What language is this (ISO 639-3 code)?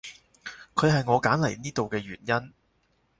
yue